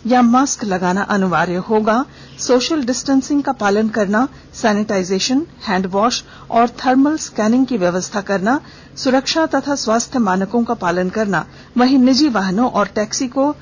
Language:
Hindi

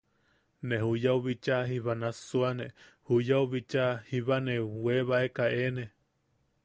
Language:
Yaqui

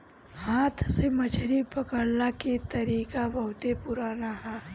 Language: Bhojpuri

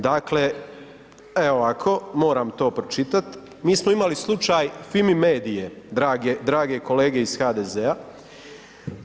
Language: Croatian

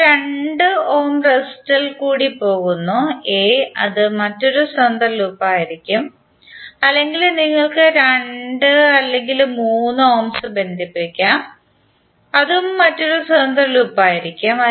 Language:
Malayalam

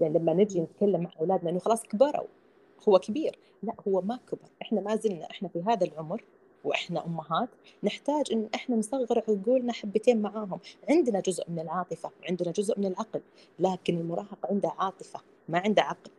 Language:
Arabic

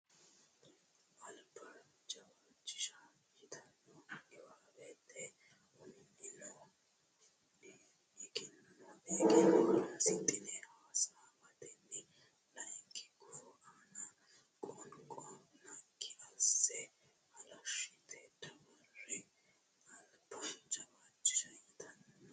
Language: Sidamo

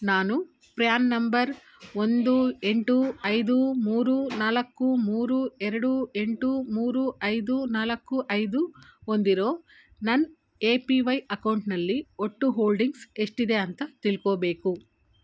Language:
Kannada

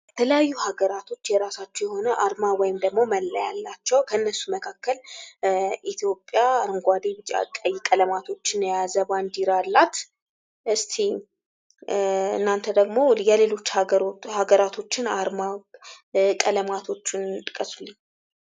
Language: Amharic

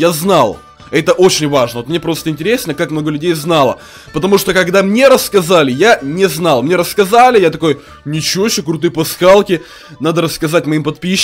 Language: Russian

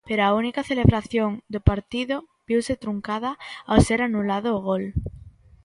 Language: Galician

